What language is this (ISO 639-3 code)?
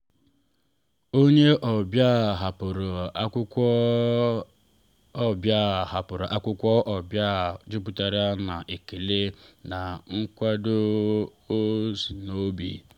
ibo